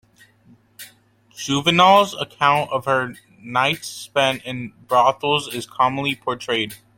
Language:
English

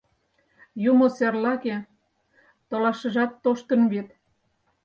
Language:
Mari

